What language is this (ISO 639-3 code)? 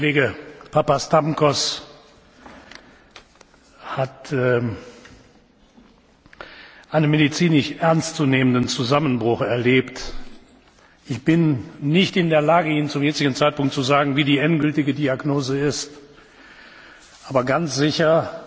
deu